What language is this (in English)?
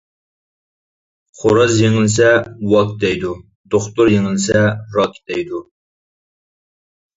Uyghur